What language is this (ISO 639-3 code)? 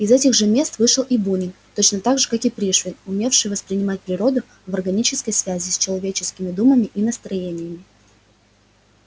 rus